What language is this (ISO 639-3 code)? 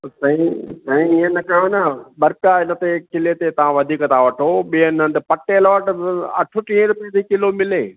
snd